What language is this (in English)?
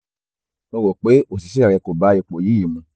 Yoruba